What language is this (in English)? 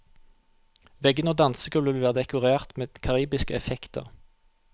Norwegian